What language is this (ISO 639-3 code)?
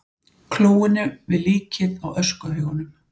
isl